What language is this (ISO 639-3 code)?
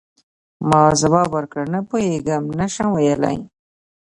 pus